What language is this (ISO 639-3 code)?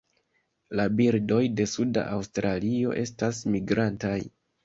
epo